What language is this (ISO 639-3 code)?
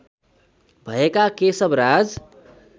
nep